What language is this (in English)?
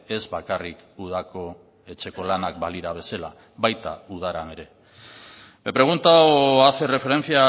Basque